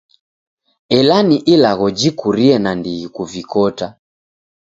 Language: Taita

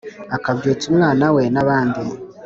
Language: Kinyarwanda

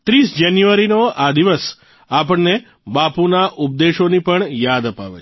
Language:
Gujarati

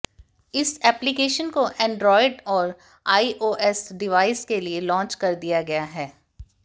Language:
Hindi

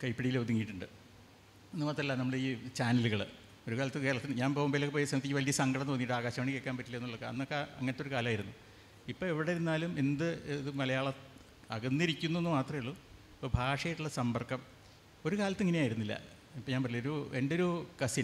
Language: Malayalam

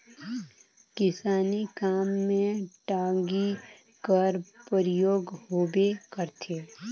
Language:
Chhattisgarhi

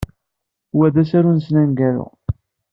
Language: Kabyle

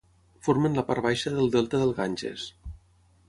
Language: Catalan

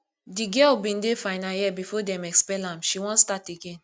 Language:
Nigerian Pidgin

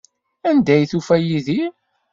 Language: Kabyle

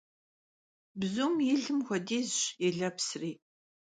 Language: Kabardian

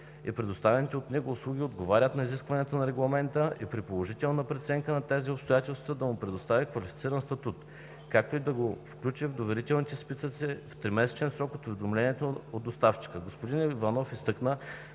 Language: Bulgarian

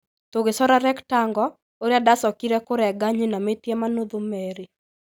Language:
Kikuyu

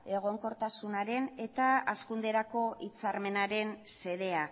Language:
Basque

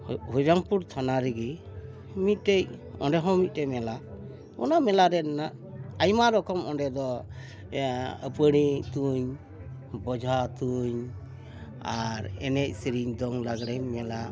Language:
Santali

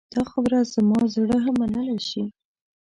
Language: Pashto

